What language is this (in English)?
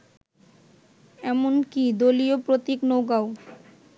Bangla